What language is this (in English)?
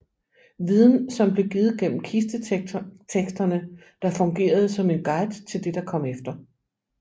Danish